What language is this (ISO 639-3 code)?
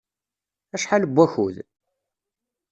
kab